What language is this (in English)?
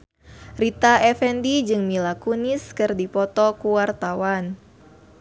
Sundanese